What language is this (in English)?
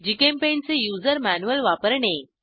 Marathi